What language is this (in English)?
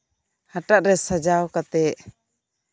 Santali